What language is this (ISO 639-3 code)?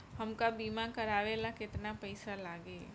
bho